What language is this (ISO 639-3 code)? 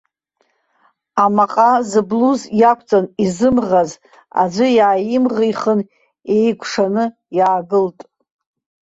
abk